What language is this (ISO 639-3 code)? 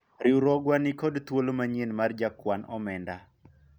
luo